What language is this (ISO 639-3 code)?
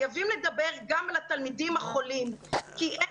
heb